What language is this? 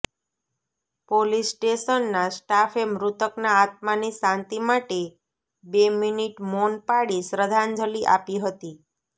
Gujarati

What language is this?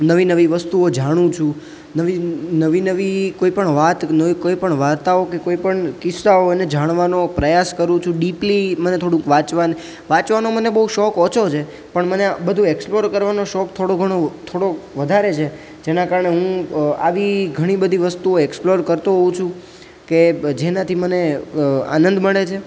Gujarati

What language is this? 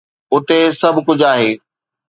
Sindhi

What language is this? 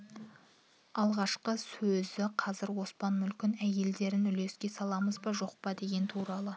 Kazakh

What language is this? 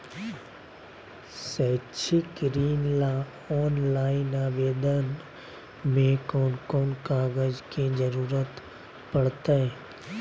Magahi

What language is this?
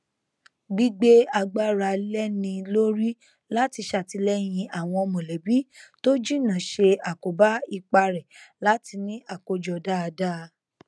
Yoruba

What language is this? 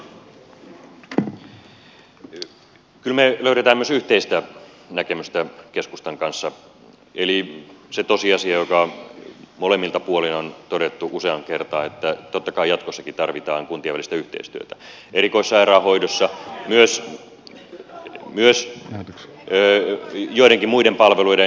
Finnish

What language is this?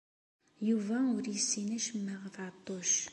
Kabyle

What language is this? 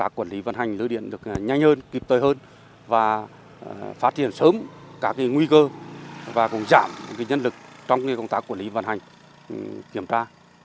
Vietnamese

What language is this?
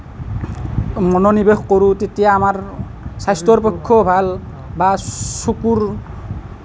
Assamese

